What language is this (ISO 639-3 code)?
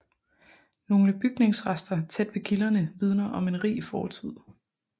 dan